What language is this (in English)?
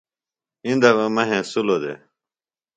Phalura